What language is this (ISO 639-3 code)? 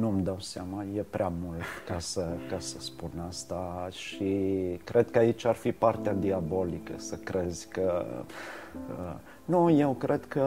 ron